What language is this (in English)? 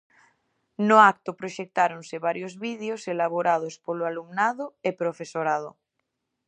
Galician